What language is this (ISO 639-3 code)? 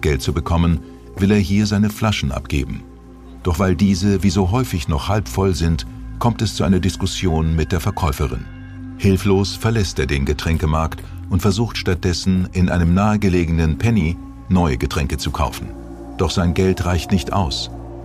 deu